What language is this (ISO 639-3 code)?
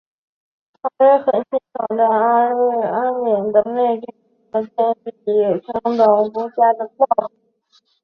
zho